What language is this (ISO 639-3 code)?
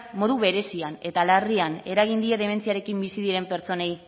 eus